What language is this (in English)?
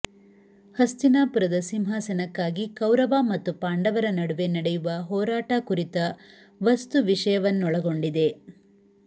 Kannada